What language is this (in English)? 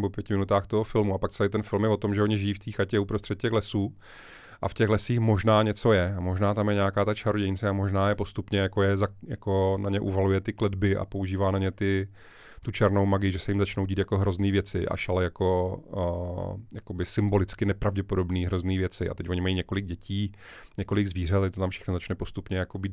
Czech